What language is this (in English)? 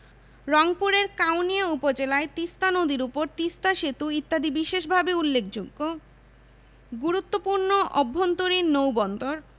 Bangla